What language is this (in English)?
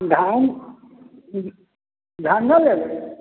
Maithili